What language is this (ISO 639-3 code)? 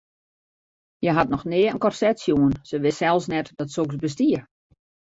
fry